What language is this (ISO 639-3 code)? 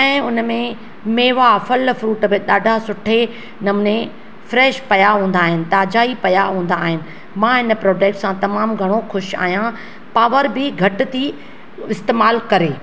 snd